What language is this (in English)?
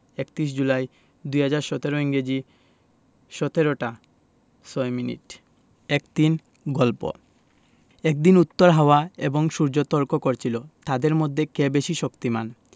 Bangla